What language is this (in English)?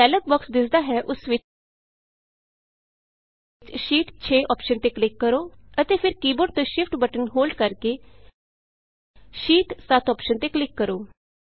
Punjabi